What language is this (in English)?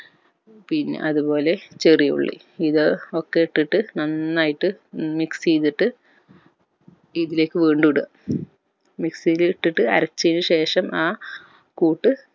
Malayalam